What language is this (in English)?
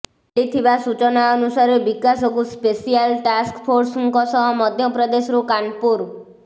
Odia